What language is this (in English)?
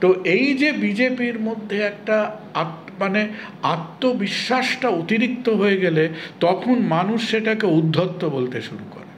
Bangla